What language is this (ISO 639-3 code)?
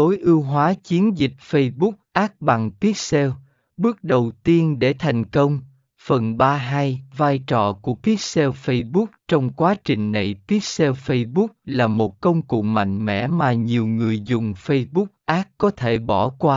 vie